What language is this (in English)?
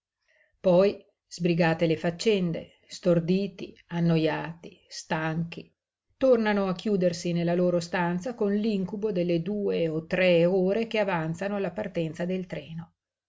Italian